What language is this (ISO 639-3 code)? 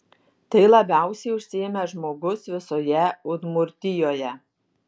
lit